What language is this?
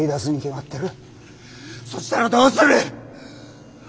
Japanese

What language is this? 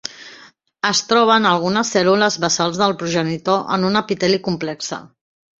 Catalan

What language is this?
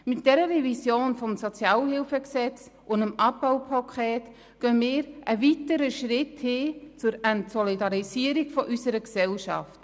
Swiss German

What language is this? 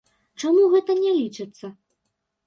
Belarusian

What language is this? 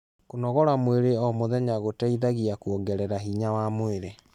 Kikuyu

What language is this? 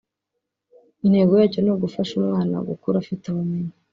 Kinyarwanda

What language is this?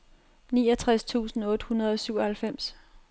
Danish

